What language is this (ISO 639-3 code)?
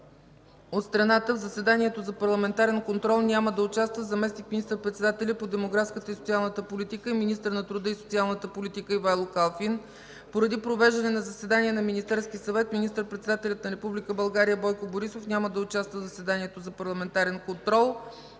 bul